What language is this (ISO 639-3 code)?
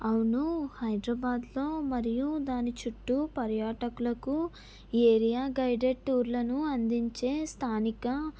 tel